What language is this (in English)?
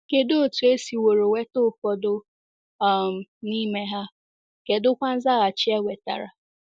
Igbo